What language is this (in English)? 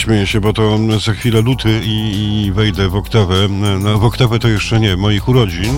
Polish